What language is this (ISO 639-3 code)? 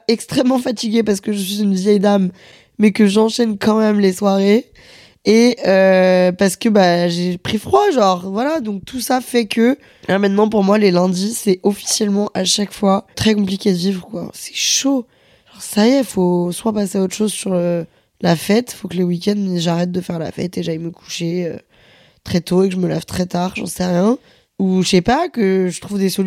fra